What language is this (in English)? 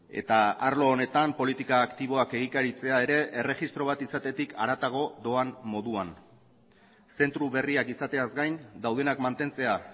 Basque